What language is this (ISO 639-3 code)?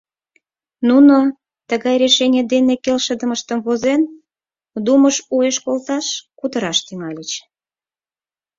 chm